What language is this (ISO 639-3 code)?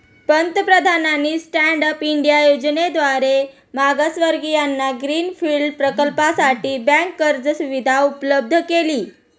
mar